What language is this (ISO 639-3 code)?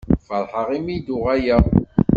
kab